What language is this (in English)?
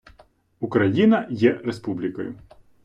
Ukrainian